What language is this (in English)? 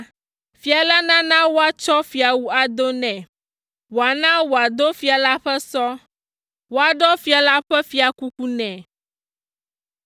Ewe